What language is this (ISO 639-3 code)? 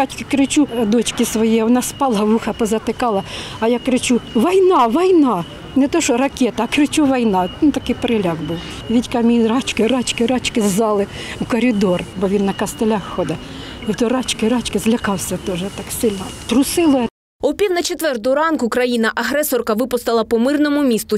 ukr